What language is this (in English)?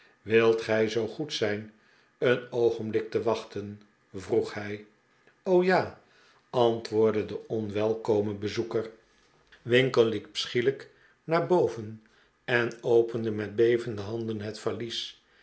Dutch